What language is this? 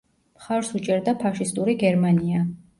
Georgian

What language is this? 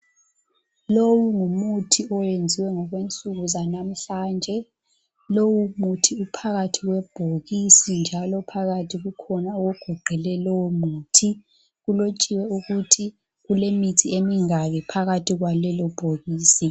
North Ndebele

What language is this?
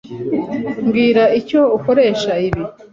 Kinyarwanda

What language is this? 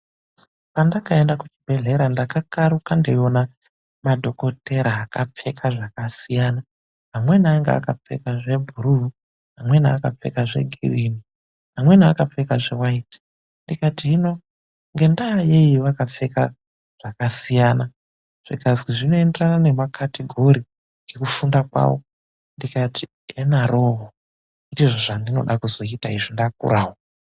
Ndau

